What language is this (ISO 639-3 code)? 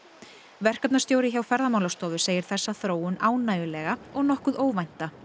isl